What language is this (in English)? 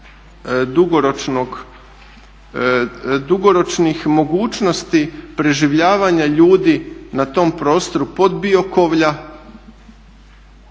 Croatian